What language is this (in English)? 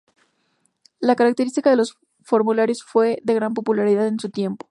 Spanish